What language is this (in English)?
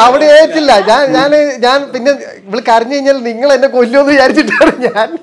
Malayalam